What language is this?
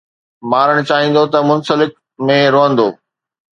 Sindhi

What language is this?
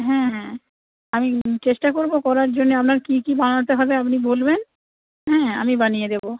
Bangla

